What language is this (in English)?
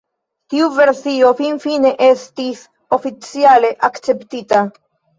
Esperanto